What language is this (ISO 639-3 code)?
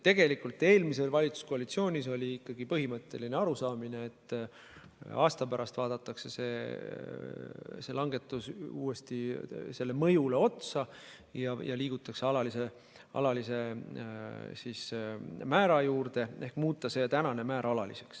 est